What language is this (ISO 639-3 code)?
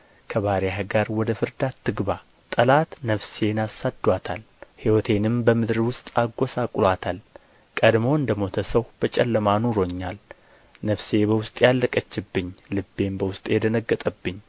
amh